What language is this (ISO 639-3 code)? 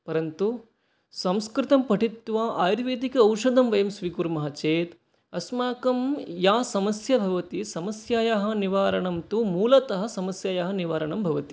san